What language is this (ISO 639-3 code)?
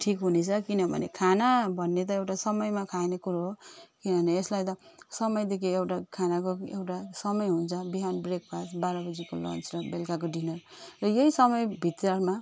nep